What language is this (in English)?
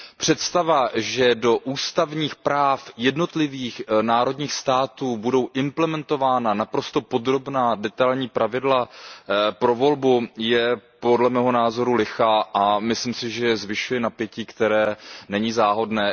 Czech